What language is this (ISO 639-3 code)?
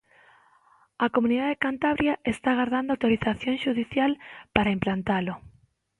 glg